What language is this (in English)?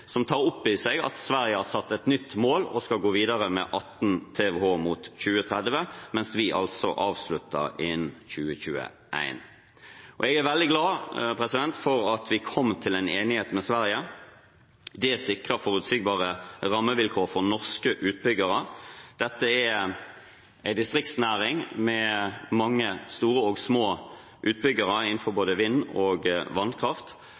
Norwegian Bokmål